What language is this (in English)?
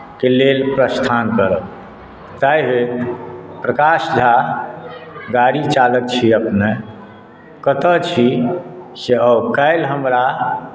Maithili